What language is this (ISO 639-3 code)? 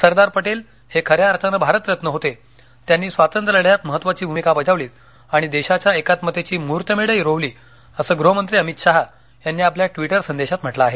mar